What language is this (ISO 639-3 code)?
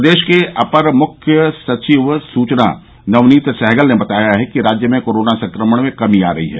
hin